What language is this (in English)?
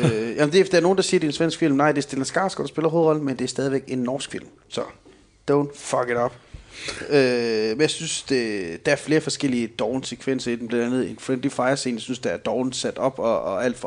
Danish